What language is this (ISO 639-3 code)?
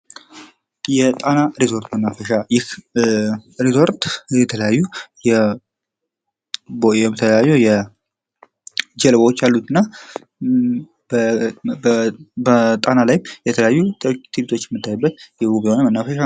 amh